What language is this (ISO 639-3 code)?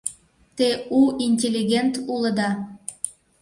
chm